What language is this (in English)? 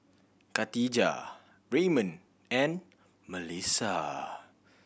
English